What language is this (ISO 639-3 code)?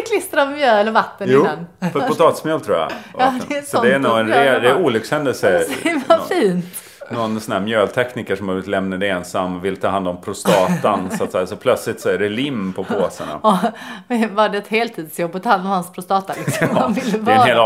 swe